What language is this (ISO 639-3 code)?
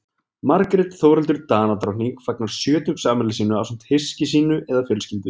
isl